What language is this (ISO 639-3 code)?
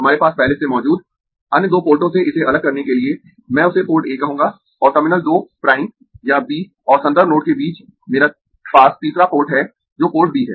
hin